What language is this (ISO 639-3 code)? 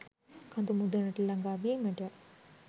sin